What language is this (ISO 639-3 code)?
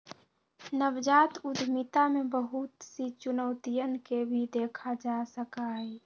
mag